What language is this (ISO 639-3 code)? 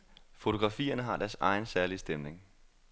dan